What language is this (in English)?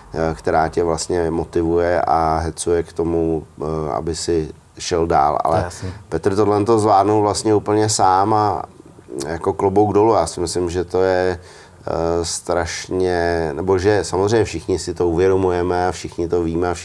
Czech